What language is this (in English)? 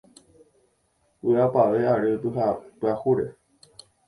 Guarani